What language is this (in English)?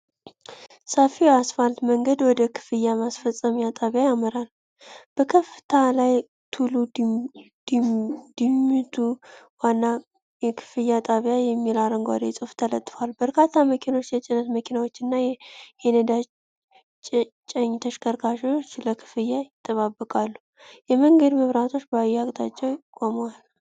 Amharic